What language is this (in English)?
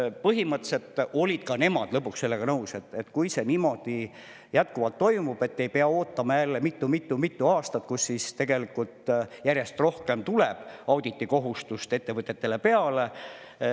Estonian